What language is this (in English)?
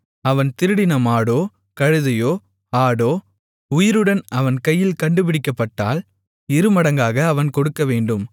Tamil